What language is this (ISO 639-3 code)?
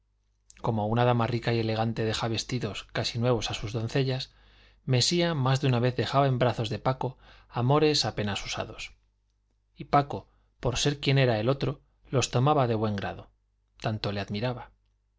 spa